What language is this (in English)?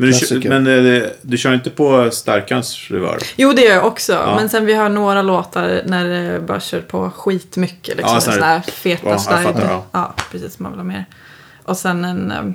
Swedish